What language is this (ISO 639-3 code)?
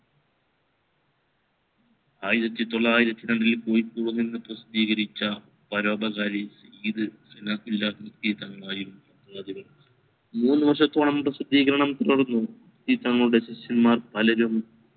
mal